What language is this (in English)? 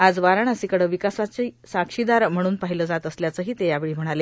Marathi